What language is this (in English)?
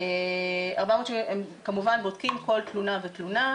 Hebrew